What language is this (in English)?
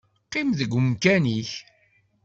Kabyle